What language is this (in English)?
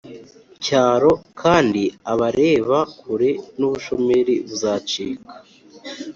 Kinyarwanda